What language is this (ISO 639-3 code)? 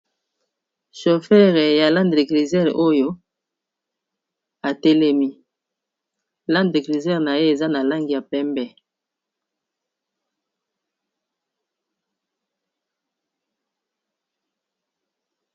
lin